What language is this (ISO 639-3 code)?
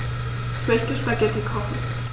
deu